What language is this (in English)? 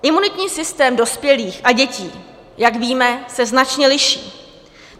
Czech